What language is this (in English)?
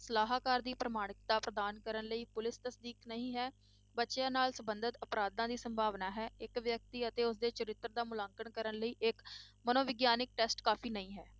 Punjabi